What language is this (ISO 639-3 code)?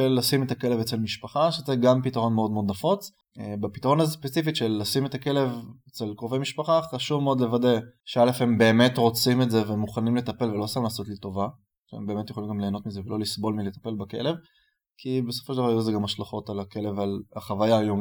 heb